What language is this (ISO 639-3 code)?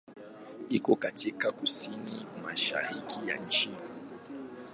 swa